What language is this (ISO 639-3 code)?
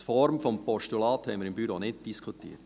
gsw